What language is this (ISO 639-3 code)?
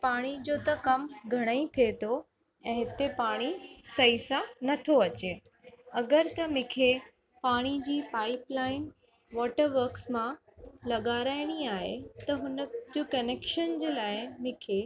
snd